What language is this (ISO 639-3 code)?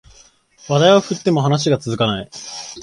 jpn